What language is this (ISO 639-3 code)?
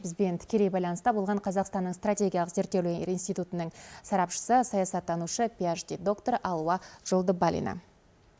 kaz